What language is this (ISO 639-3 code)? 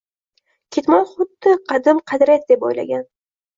uzb